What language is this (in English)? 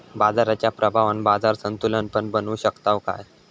Marathi